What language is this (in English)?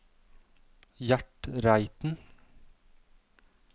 Norwegian